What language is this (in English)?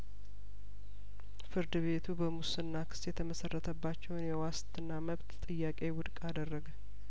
Amharic